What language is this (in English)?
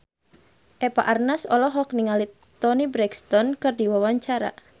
Sundanese